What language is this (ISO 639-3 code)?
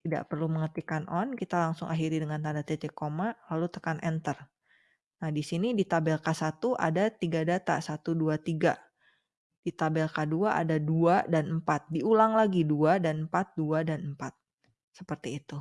ind